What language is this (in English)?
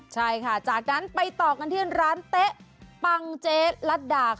Thai